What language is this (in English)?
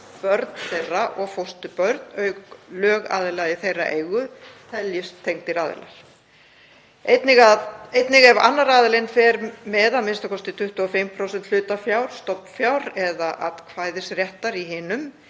Icelandic